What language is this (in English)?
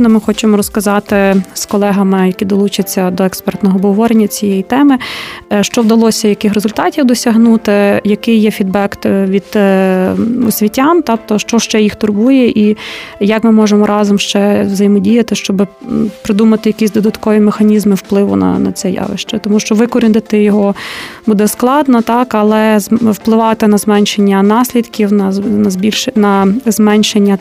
Ukrainian